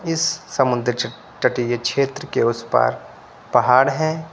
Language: Hindi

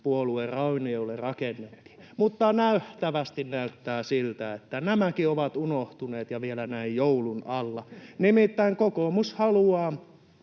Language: Finnish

